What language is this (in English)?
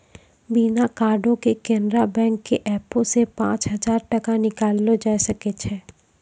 Maithili